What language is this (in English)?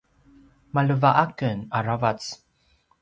Paiwan